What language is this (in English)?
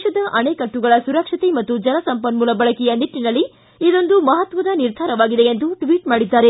Kannada